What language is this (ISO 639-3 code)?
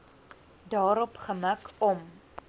afr